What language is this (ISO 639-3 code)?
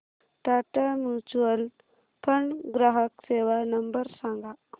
mar